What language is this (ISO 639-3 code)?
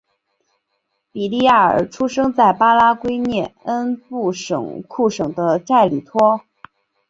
zho